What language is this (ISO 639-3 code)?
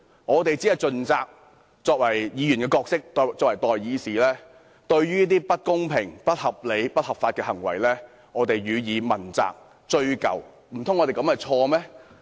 yue